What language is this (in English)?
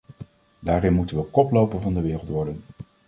Dutch